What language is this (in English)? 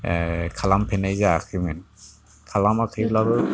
Bodo